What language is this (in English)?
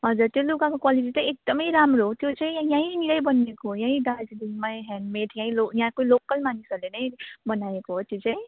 Nepali